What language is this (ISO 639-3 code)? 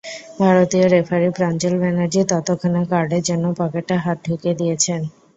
ben